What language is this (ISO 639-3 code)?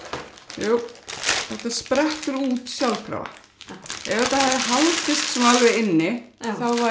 isl